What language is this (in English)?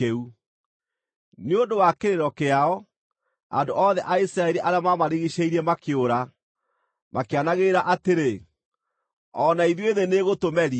Kikuyu